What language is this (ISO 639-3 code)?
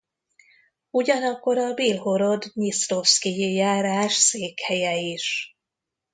hun